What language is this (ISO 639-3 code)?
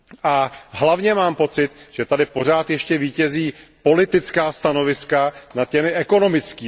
ces